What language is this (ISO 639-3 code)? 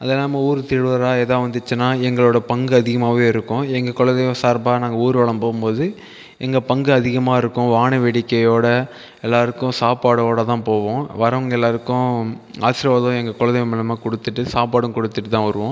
tam